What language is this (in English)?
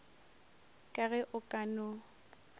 Northern Sotho